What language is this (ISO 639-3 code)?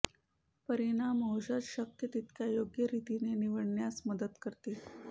mar